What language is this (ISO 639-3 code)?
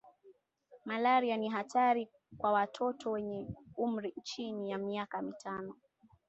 swa